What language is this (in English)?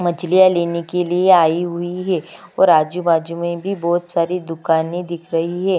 Hindi